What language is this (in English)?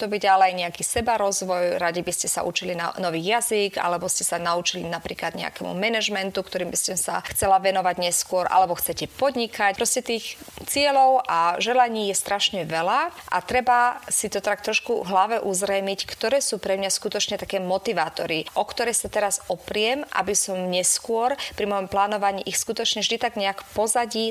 Slovak